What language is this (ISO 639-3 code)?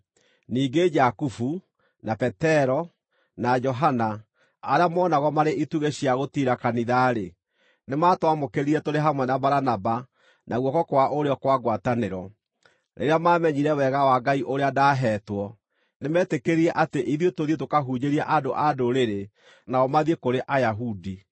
kik